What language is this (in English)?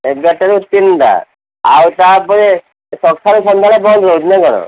Odia